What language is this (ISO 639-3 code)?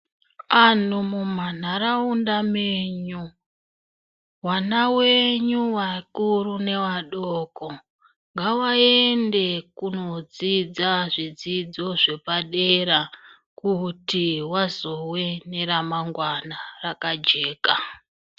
ndc